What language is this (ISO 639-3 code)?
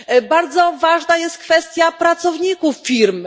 pol